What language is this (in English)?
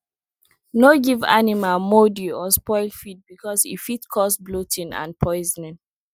Nigerian Pidgin